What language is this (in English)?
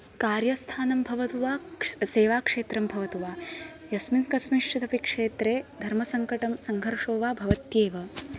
Sanskrit